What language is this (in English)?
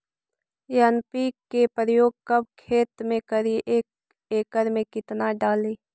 Magahi